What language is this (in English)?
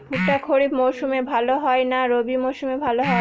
Bangla